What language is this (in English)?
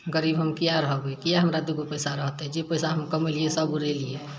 Maithili